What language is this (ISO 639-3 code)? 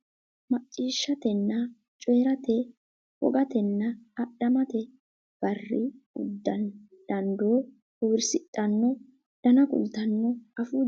sid